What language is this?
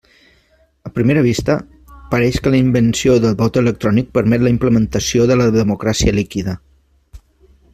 Catalan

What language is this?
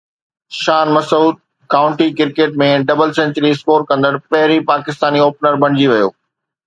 Sindhi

